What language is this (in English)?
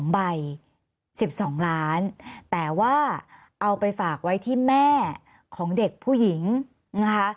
Thai